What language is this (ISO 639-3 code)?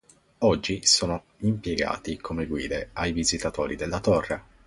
ita